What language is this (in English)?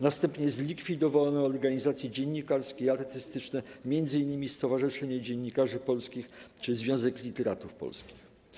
Polish